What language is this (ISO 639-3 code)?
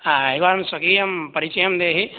san